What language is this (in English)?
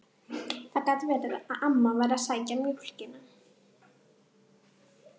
Icelandic